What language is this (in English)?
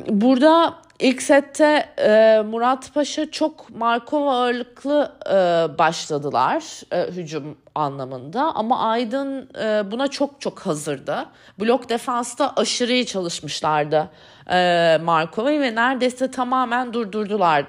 Turkish